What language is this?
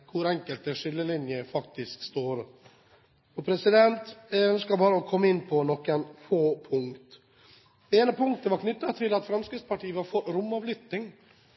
Norwegian Bokmål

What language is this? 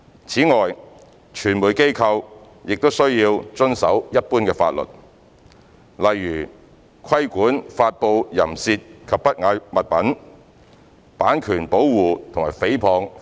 Cantonese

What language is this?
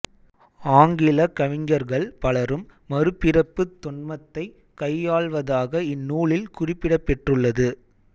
Tamil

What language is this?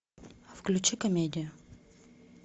Russian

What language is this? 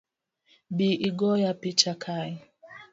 Luo (Kenya and Tanzania)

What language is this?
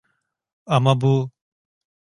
Turkish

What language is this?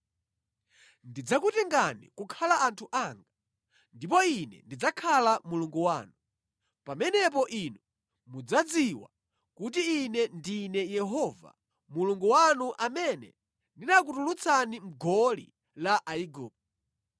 Nyanja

